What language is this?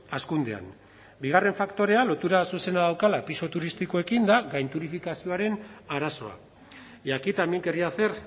Basque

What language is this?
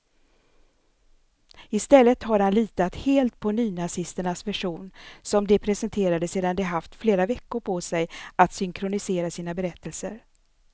Swedish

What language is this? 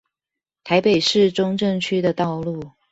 Chinese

